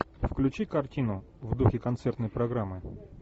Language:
Russian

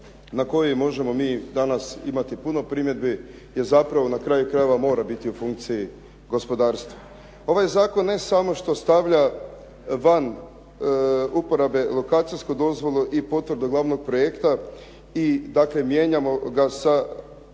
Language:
Croatian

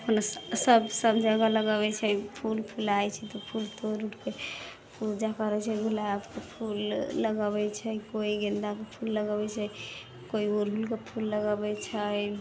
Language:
Maithili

